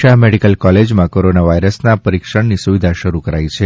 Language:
Gujarati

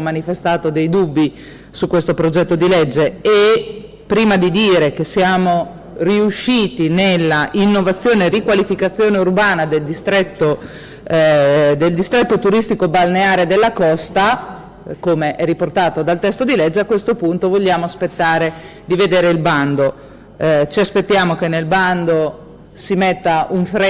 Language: Italian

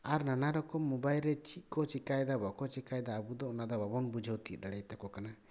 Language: Santali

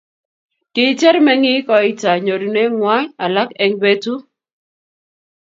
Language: Kalenjin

